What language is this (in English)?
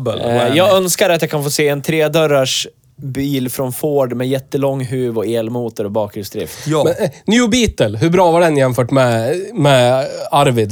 Swedish